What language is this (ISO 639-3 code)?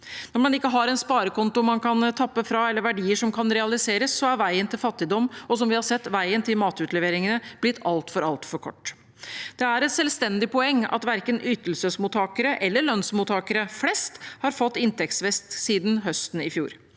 nor